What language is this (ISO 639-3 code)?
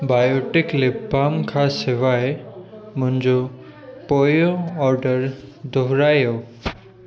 snd